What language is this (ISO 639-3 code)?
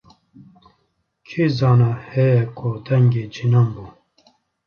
kur